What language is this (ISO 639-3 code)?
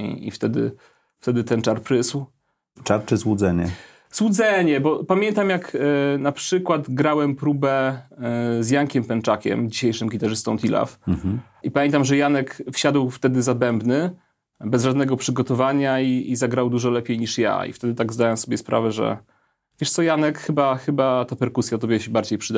pol